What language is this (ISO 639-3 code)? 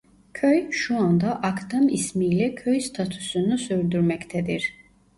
tur